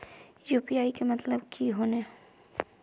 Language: Magahi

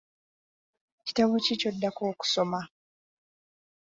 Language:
Ganda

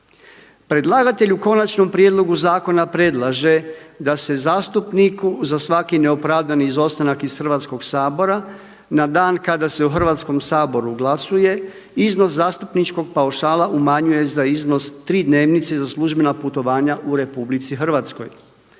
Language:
Croatian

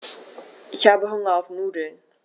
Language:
German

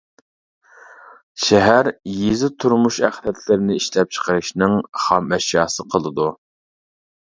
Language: Uyghur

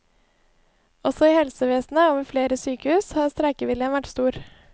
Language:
Norwegian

